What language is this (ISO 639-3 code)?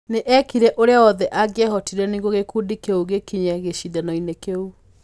kik